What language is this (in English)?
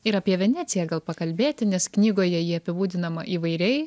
Lithuanian